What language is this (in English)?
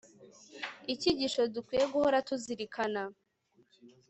Kinyarwanda